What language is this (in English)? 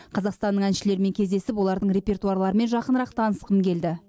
Kazakh